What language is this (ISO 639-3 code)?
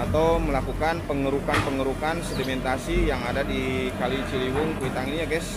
ind